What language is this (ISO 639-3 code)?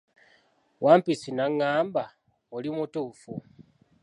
lug